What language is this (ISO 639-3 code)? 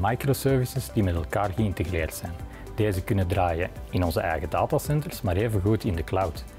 nld